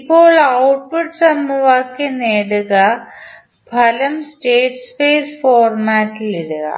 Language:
Malayalam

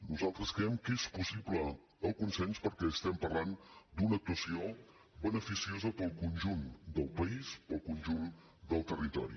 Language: Catalan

